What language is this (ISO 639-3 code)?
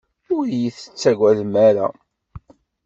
kab